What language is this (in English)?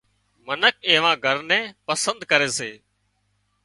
Wadiyara Koli